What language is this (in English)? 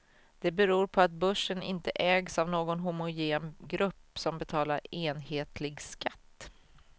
Swedish